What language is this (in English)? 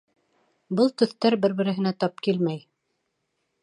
Bashkir